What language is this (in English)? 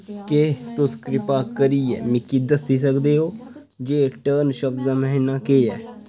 Dogri